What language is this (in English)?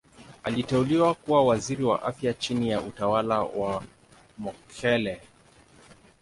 Swahili